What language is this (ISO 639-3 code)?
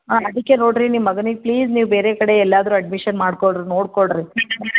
kan